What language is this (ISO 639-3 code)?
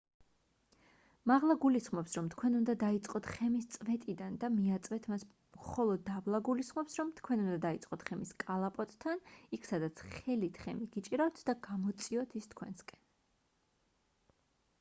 kat